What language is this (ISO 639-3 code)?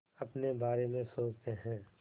hin